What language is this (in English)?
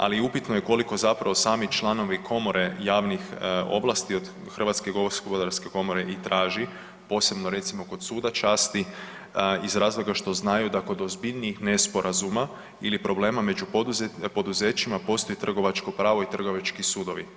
Croatian